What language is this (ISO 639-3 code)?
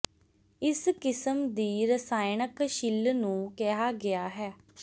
pan